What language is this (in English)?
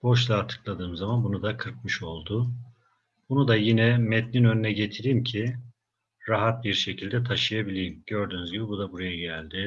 Turkish